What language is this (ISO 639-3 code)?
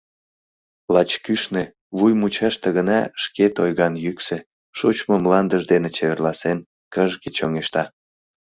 chm